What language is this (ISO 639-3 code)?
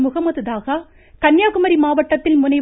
tam